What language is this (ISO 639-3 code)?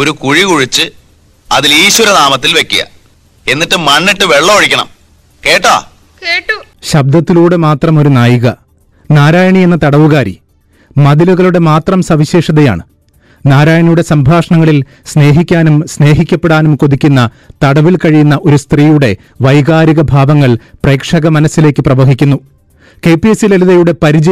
mal